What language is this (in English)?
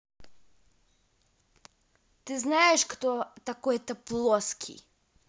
Russian